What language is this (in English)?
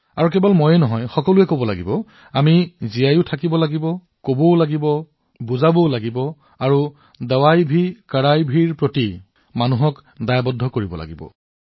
Assamese